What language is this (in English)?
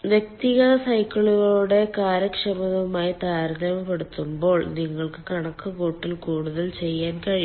Malayalam